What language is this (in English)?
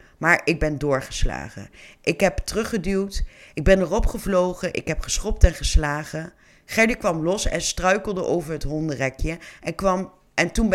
Dutch